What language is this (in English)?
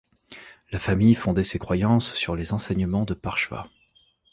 French